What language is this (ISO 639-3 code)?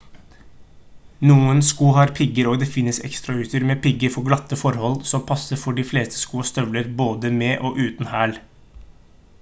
nob